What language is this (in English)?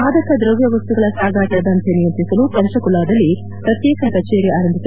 Kannada